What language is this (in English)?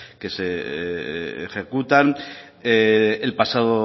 Spanish